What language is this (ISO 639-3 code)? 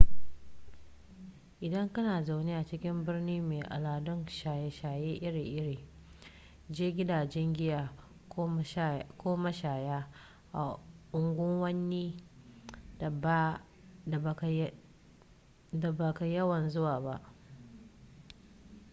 hau